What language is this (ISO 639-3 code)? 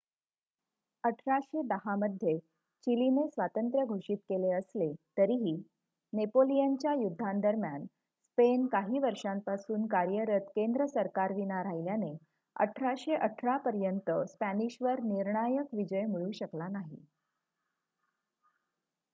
mar